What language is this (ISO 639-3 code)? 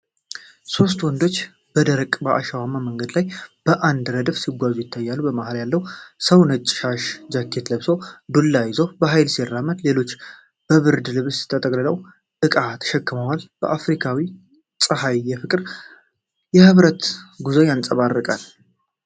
amh